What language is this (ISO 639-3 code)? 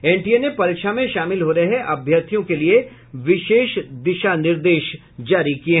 hin